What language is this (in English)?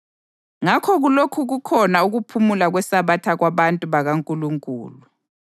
North Ndebele